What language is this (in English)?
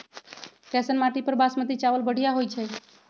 Magahi